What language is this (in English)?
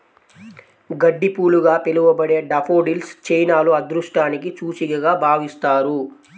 Telugu